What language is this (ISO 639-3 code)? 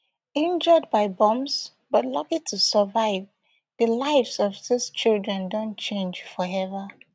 pcm